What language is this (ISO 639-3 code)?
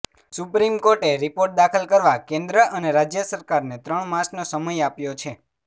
guj